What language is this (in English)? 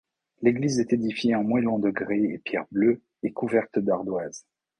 French